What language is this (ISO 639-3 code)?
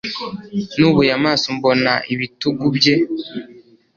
kin